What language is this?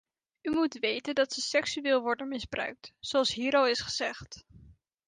Dutch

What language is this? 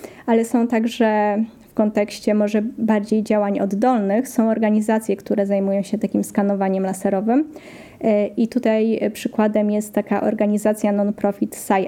Polish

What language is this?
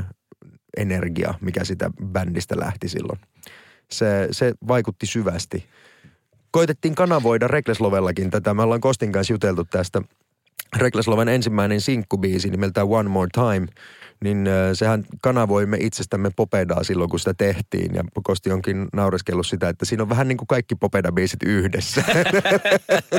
Finnish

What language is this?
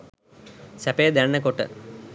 Sinhala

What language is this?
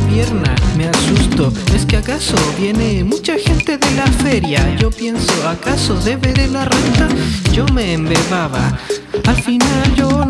Arabic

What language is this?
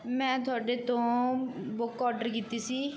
Punjabi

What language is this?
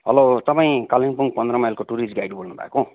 Nepali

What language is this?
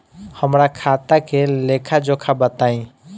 Bhojpuri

